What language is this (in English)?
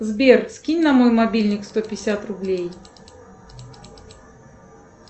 Russian